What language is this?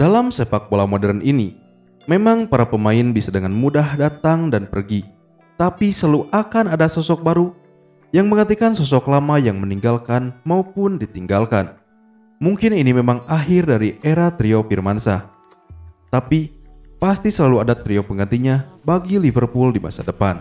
Indonesian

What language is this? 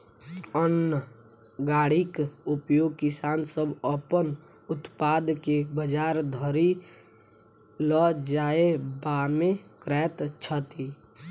Maithili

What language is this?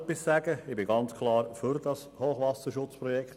Swiss German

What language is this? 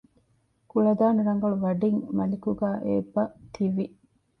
Divehi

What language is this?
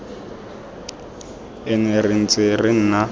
Tswana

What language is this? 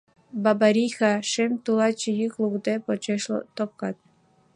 Mari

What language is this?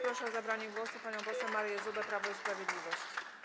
Polish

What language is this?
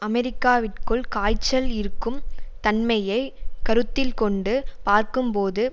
Tamil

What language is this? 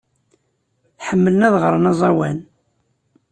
Kabyle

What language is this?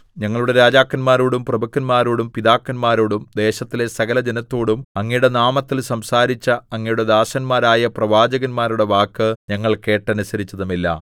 Malayalam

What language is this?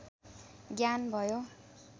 Nepali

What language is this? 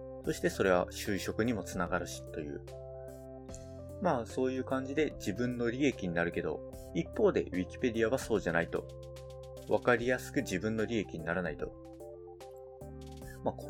Japanese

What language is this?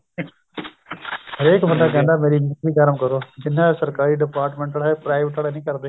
Punjabi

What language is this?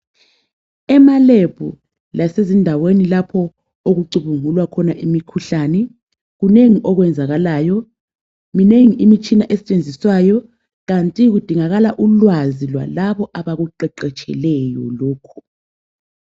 North Ndebele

